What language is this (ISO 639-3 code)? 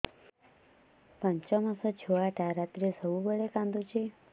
ori